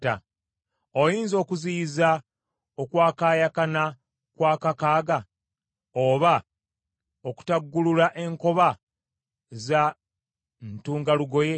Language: Ganda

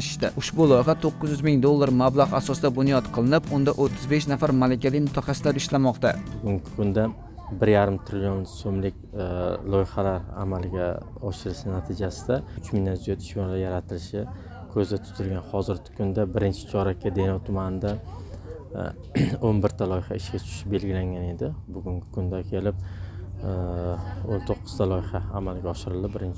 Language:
Turkish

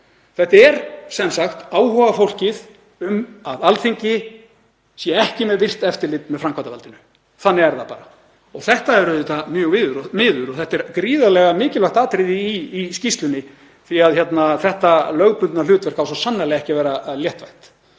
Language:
Icelandic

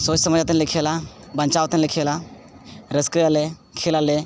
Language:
Santali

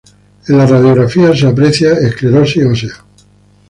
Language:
Spanish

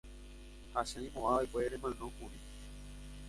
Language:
Guarani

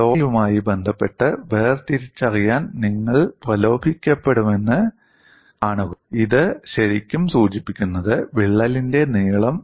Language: Malayalam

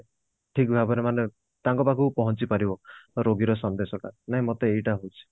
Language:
Odia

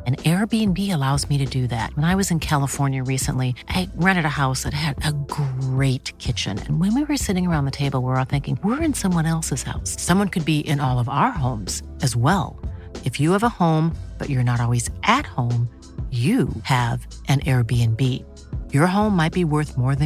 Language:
Swedish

